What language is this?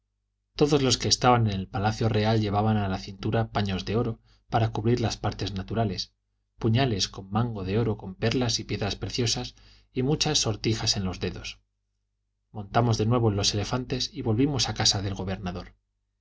Spanish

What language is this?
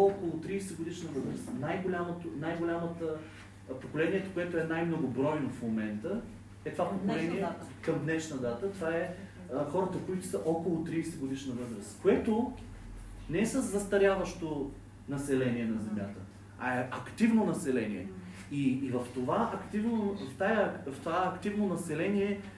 Bulgarian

